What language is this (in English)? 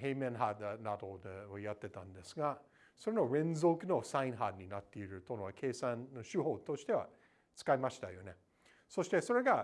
Japanese